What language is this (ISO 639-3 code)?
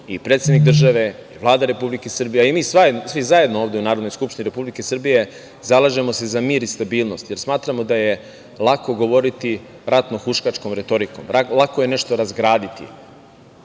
srp